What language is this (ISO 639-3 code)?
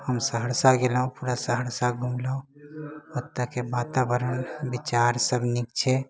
mai